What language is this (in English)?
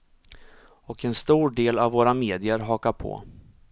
Swedish